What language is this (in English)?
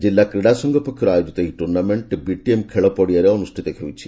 Odia